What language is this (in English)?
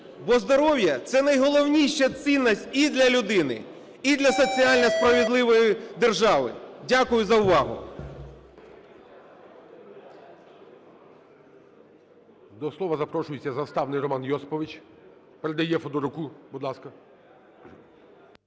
Ukrainian